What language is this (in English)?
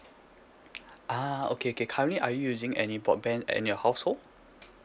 English